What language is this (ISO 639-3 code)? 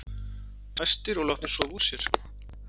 isl